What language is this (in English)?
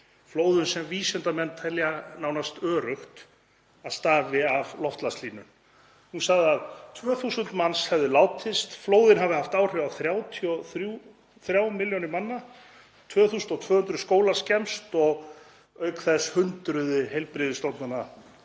Icelandic